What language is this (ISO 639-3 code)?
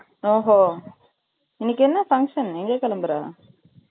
tam